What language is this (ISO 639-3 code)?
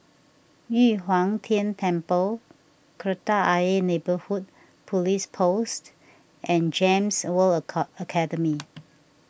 eng